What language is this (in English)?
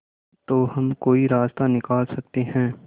Hindi